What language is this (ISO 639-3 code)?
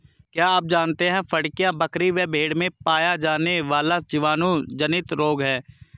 hin